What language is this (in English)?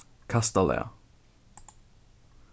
Faroese